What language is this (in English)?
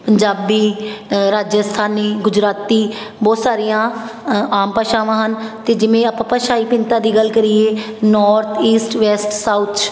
Punjabi